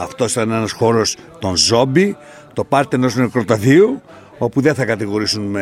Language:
Greek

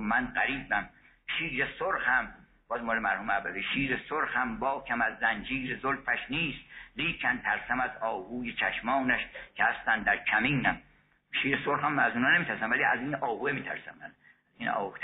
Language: Persian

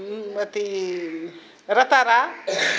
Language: Maithili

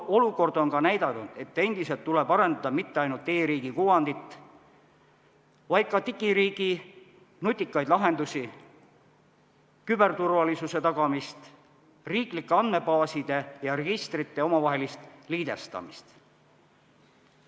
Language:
Estonian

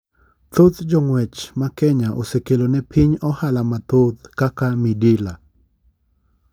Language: Luo (Kenya and Tanzania)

